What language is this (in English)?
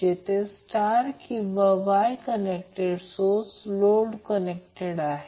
Marathi